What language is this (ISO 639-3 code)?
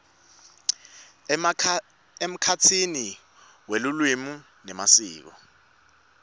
ssw